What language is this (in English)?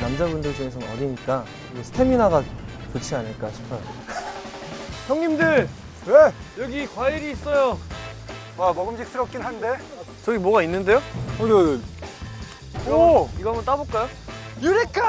Korean